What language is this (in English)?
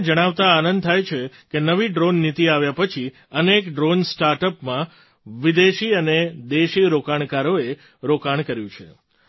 Gujarati